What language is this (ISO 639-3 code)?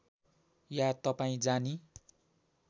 nep